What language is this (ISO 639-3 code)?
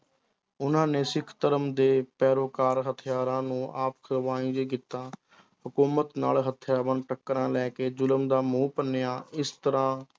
pan